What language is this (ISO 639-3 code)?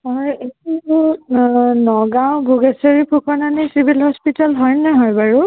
asm